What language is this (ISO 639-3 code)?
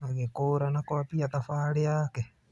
kik